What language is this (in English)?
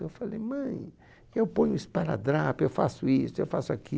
Portuguese